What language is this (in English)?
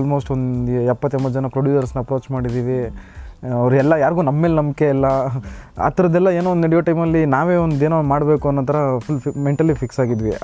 Kannada